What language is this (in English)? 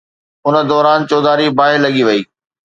Sindhi